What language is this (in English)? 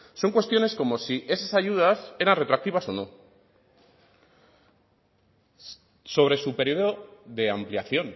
Spanish